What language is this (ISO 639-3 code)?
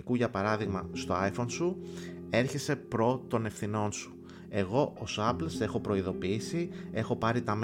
ell